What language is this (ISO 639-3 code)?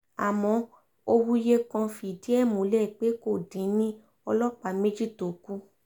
yor